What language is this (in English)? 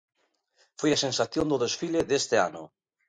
Galician